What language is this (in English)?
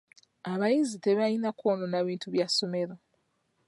Ganda